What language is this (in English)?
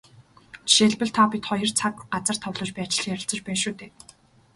Mongolian